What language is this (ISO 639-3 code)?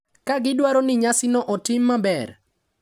luo